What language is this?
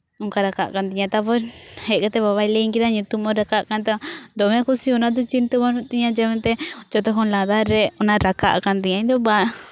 Santali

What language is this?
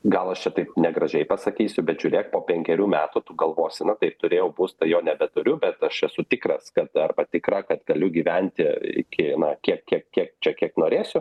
Lithuanian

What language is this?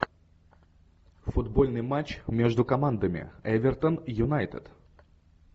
Russian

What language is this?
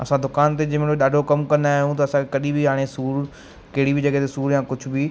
Sindhi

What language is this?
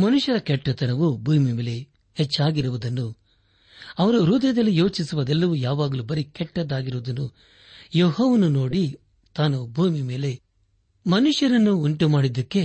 Kannada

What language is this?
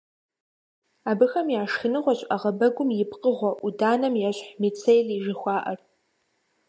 Kabardian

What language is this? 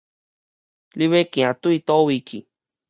Min Nan Chinese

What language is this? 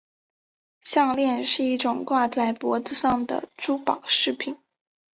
Chinese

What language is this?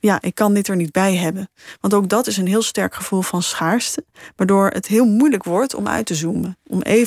Dutch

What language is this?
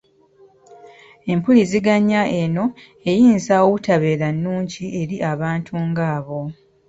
Ganda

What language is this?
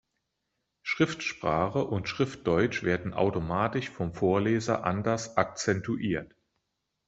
German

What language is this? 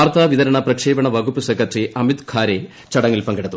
Malayalam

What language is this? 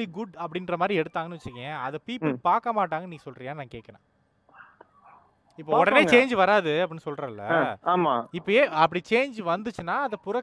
Tamil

